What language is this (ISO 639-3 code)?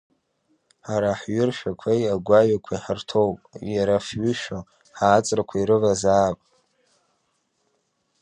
abk